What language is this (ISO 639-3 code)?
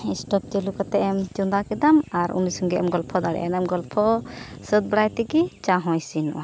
sat